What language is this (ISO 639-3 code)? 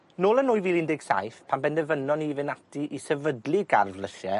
cym